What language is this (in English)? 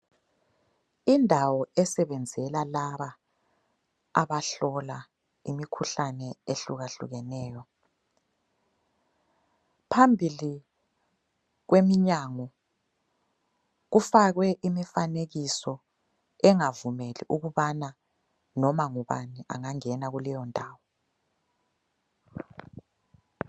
North Ndebele